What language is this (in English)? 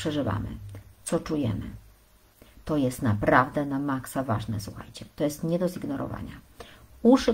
Polish